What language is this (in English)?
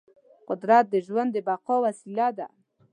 Pashto